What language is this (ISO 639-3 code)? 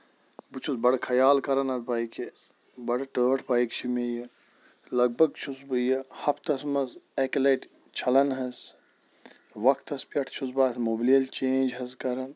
kas